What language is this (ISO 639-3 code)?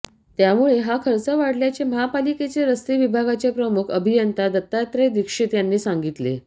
mar